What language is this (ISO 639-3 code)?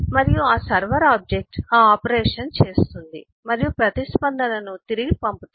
tel